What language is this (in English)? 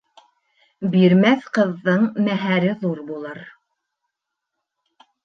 Bashkir